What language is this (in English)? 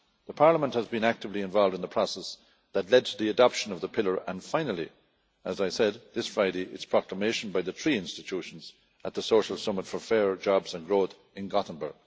English